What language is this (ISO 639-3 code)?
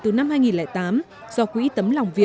vie